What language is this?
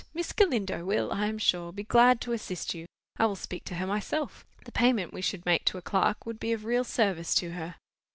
English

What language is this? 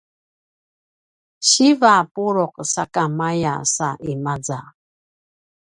Paiwan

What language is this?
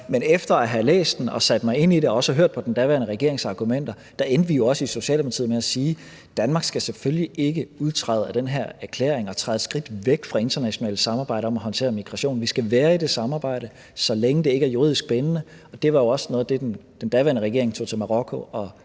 Danish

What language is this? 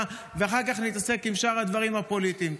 Hebrew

